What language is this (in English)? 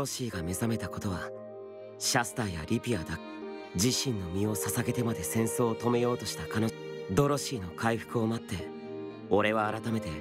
Japanese